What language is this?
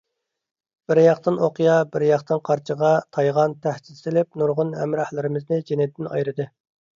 Uyghur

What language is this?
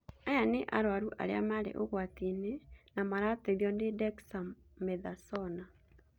Kikuyu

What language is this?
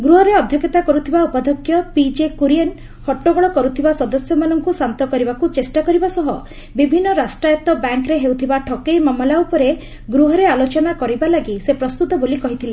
Odia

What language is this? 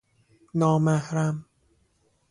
Persian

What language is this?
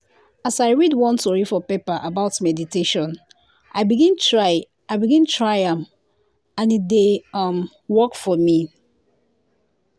Nigerian Pidgin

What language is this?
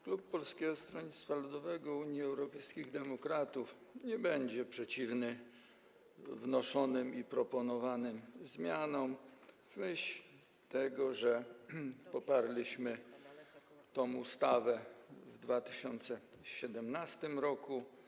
Polish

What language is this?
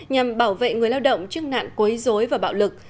Vietnamese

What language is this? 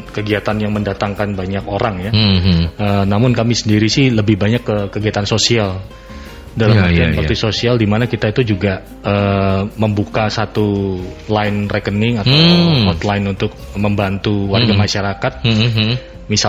Indonesian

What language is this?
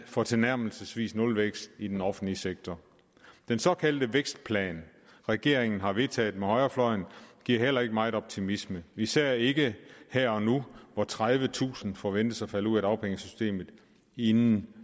Danish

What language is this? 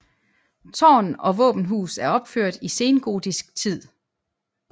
Danish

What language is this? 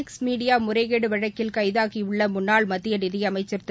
Tamil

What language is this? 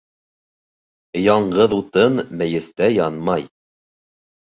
Bashkir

